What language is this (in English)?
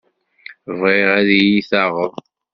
Kabyle